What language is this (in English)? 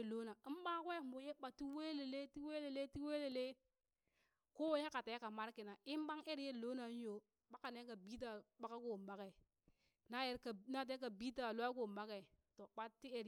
Burak